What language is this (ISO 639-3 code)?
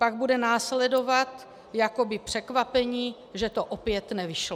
ces